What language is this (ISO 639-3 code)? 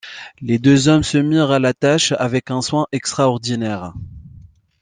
fra